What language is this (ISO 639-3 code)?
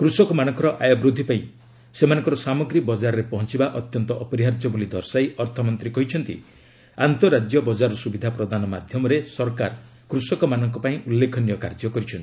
ori